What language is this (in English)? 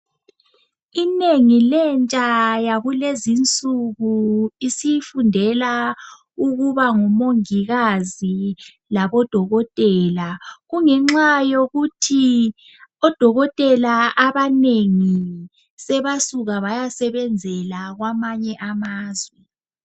North Ndebele